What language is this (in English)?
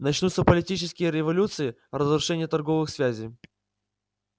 Russian